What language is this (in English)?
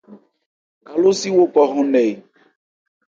Ebrié